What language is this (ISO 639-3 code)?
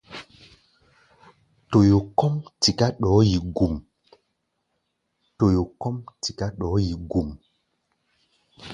gba